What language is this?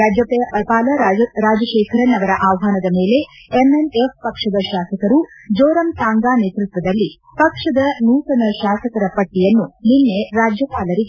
Kannada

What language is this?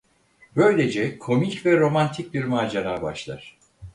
Turkish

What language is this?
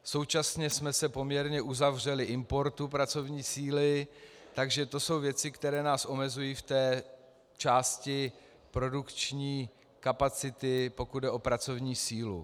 Czech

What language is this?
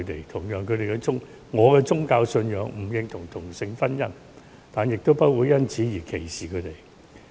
Cantonese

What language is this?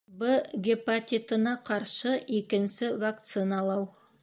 Bashkir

